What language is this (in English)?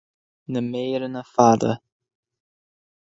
Irish